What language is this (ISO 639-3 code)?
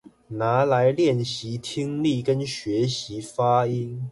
zho